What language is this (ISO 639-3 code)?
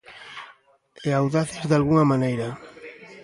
glg